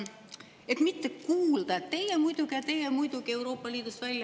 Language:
Estonian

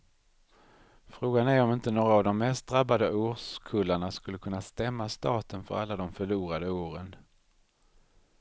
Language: Swedish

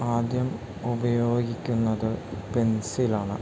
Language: Malayalam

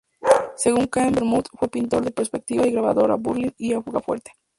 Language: Spanish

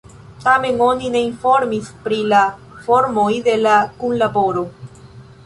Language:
Esperanto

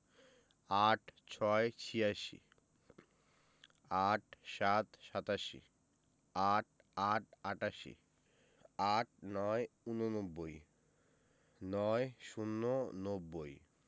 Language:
Bangla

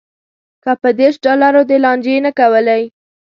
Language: Pashto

